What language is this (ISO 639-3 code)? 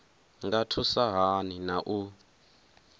ven